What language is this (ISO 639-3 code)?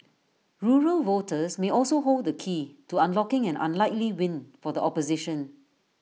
eng